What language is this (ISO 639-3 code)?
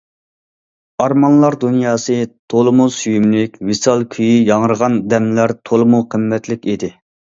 uig